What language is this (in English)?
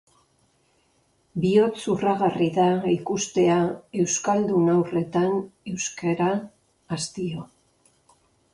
Basque